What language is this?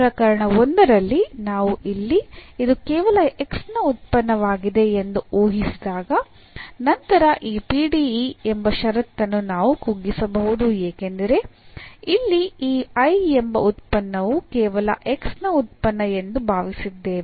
Kannada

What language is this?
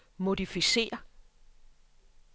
Danish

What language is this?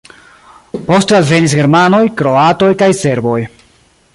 Esperanto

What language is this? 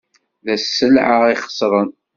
Kabyle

